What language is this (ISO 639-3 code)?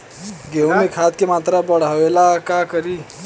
bho